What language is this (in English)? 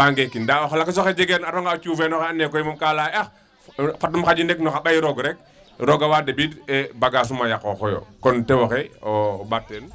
Wolof